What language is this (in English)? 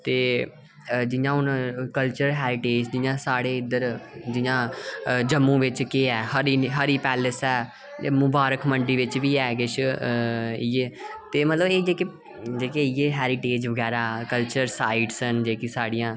Dogri